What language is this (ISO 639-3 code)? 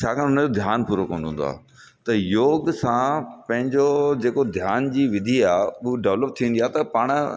snd